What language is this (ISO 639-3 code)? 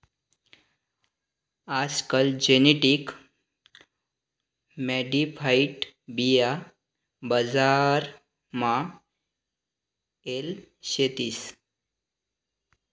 mar